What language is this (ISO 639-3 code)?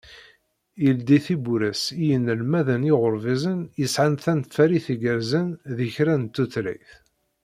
kab